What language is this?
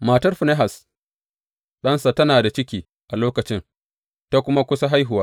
Hausa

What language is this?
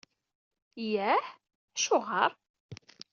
Kabyle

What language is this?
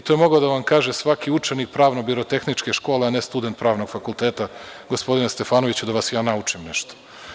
Serbian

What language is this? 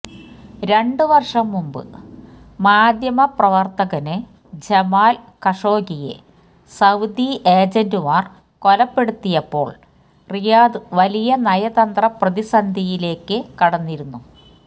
Malayalam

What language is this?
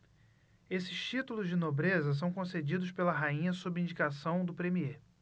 Portuguese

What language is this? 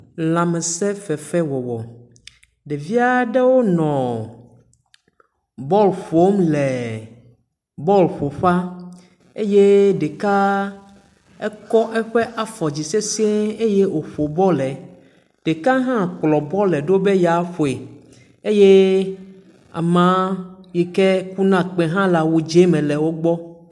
Ewe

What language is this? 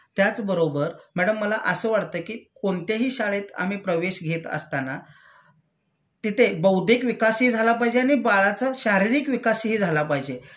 Marathi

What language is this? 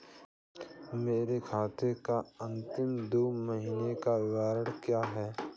Hindi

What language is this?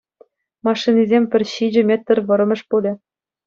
Chuvash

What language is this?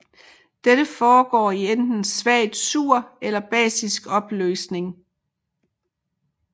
Danish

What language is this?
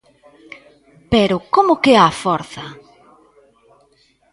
Galician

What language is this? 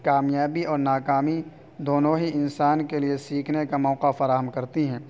Urdu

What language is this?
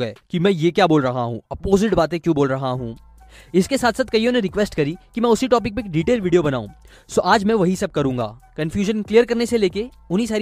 Hindi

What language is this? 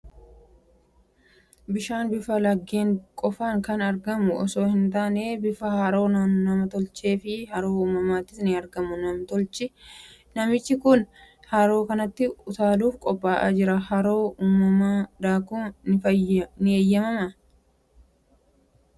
Oromo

